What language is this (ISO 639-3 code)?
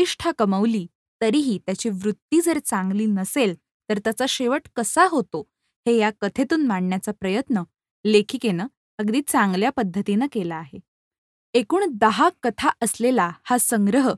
mar